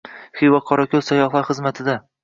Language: Uzbek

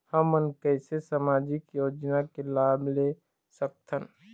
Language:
Chhattisgarhi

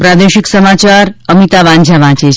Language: Gujarati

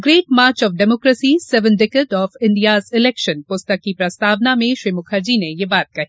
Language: Hindi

